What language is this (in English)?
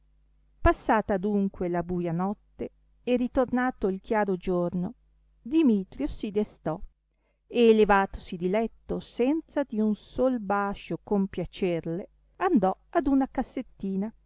Italian